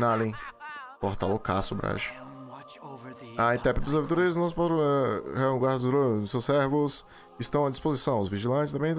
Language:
Portuguese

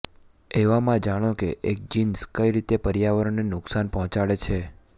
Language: Gujarati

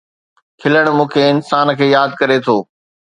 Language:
Sindhi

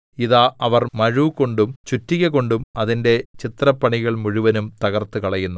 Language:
Malayalam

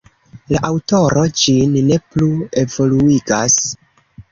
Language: Esperanto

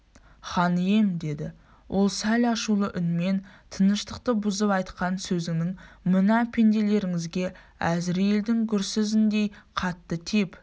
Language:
Kazakh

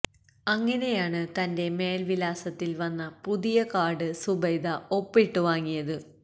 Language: Malayalam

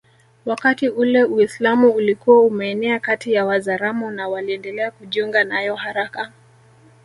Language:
Swahili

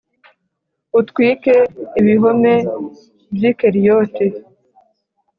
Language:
Kinyarwanda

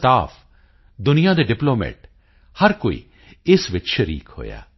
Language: Punjabi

